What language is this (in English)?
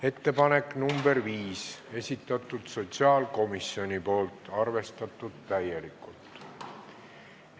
Estonian